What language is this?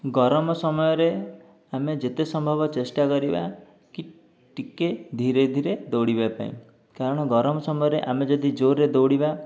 Odia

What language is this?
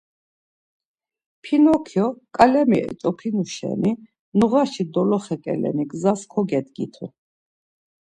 Laz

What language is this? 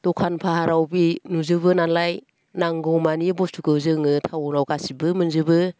Bodo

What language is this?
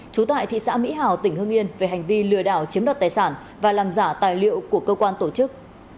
Vietnamese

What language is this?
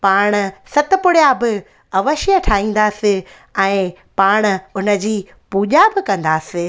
Sindhi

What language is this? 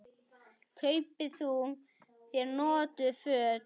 Icelandic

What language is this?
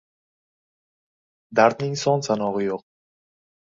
Uzbek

